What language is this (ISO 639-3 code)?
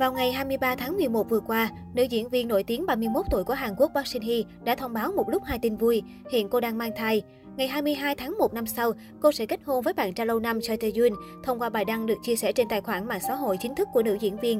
vie